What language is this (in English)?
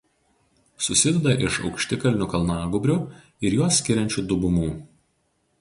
Lithuanian